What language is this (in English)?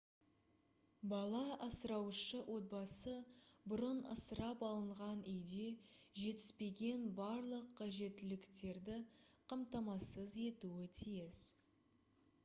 Kazakh